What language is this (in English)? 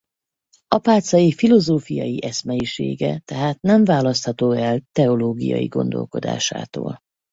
Hungarian